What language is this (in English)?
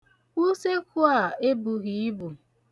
Igbo